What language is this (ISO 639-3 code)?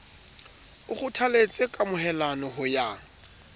sot